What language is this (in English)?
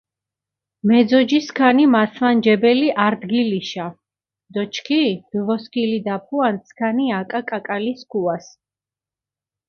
Mingrelian